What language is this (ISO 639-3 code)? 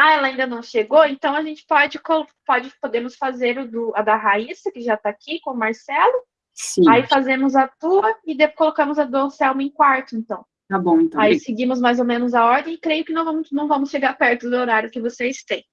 por